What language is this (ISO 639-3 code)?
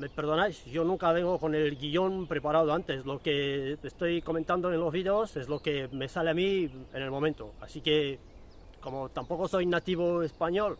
spa